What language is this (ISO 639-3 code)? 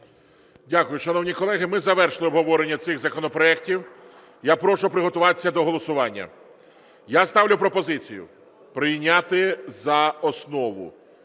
ukr